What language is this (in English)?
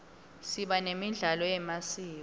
Swati